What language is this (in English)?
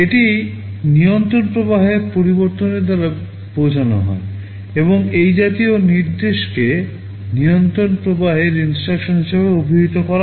Bangla